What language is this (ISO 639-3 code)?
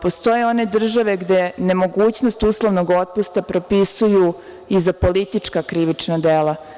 srp